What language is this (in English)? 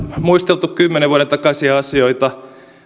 Finnish